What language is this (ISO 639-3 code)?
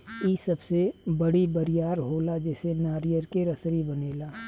bho